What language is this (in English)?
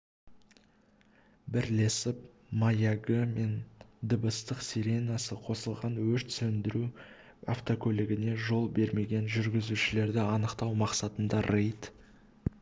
Kazakh